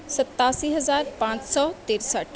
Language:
Urdu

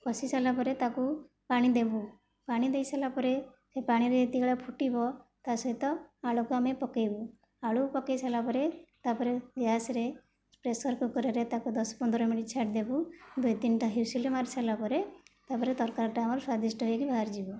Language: Odia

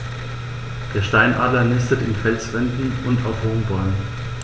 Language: German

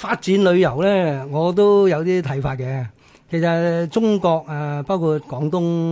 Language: Chinese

